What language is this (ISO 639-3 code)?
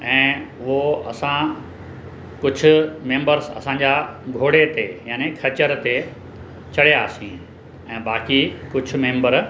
snd